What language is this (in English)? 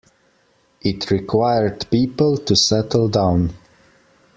English